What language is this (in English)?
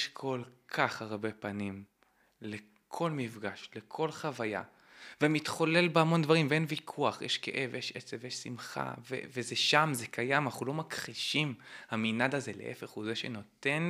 Hebrew